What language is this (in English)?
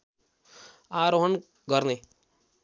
Nepali